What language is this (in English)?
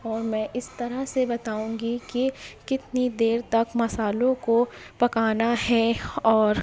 Urdu